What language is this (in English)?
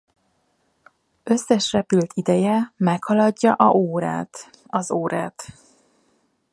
Hungarian